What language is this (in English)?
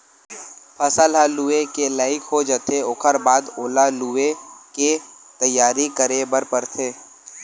Chhattisgarhi